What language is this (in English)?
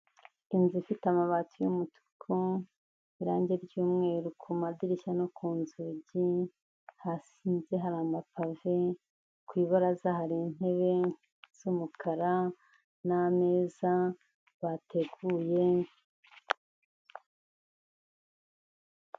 Kinyarwanda